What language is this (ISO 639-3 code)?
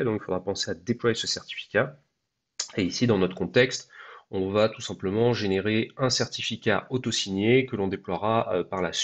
fra